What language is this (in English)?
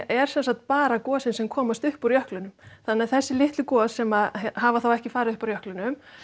Icelandic